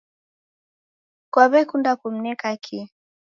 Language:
Taita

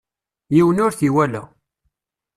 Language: Kabyle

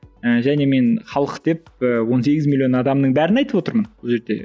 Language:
Kazakh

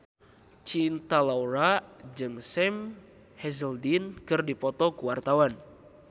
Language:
Sundanese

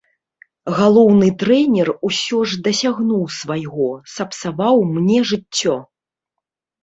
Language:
Belarusian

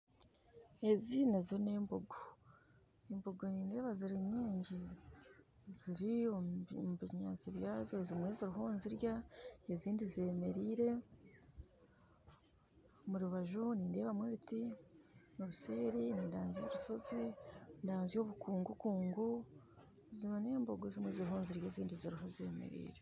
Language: Nyankole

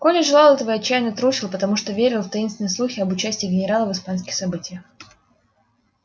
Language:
Russian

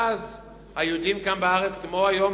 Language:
Hebrew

